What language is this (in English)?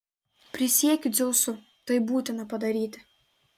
Lithuanian